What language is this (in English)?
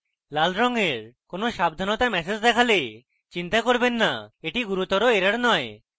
Bangla